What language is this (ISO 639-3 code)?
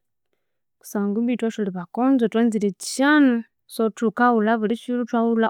koo